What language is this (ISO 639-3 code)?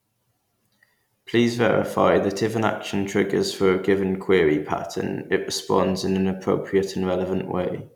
eng